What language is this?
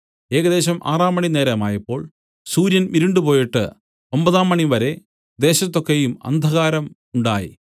Malayalam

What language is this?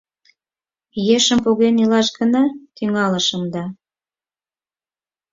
Mari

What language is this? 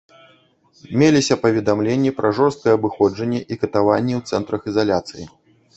Belarusian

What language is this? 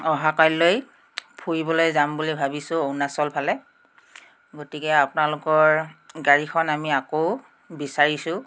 Assamese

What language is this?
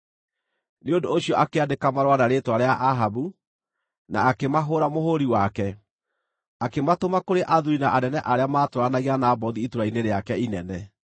Kikuyu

